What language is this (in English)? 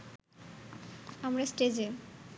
Bangla